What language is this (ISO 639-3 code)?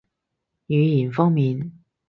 yue